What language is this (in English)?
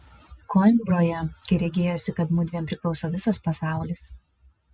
Lithuanian